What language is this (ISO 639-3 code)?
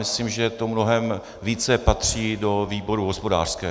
ces